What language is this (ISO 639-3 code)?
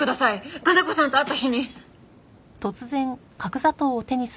jpn